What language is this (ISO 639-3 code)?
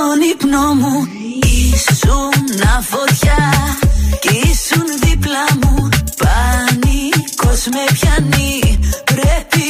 ell